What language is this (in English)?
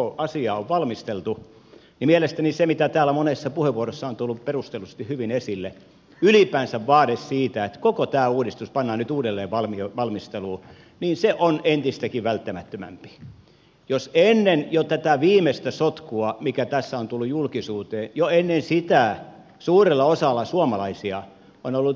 Finnish